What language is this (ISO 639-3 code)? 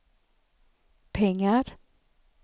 swe